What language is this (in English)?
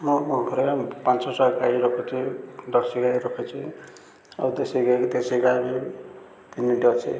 Odia